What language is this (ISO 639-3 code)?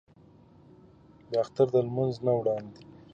pus